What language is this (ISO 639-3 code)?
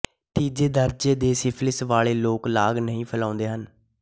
pan